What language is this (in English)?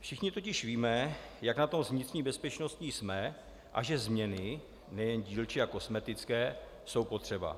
Czech